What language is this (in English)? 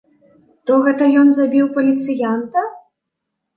Belarusian